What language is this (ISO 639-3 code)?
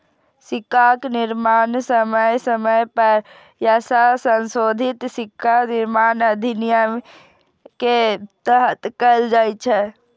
mai